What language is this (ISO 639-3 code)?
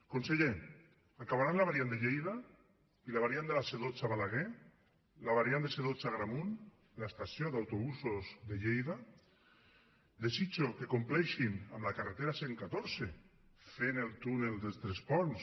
cat